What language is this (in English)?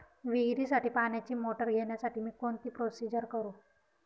Marathi